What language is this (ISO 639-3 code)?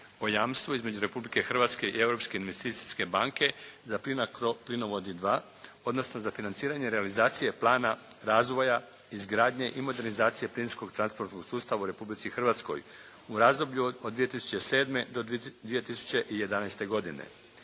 hrv